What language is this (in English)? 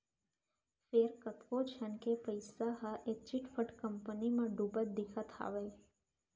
Chhattisgarhi